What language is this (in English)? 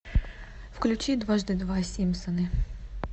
Russian